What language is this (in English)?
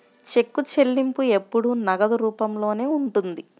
Telugu